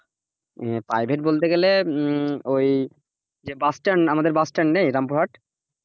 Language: Bangla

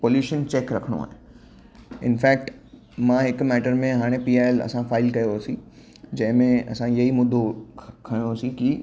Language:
Sindhi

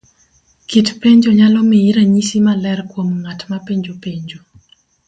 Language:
Luo (Kenya and Tanzania)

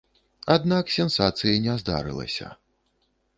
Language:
Belarusian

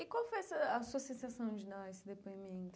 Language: Portuguese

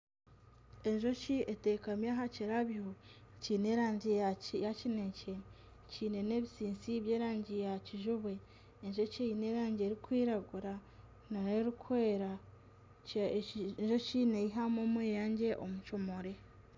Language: Nyankole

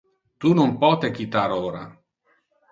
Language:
Interlingua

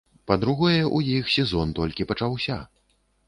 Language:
Belarusian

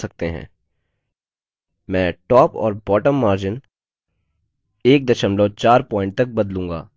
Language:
Hindi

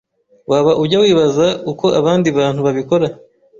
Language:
Kinyarwanda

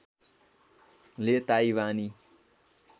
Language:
Nepali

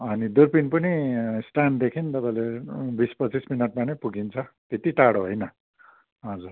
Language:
Nepali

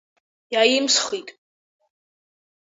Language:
Abkhazian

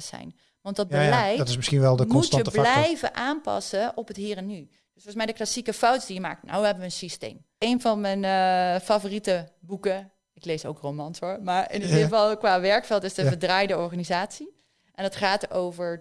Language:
Dutch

